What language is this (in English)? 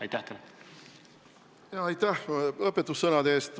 Estonian